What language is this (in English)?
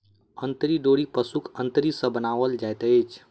Maithili